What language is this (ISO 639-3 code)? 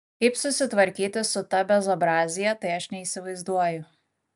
lit